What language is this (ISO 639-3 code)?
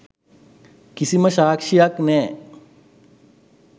sin